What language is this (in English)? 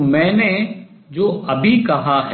Hindi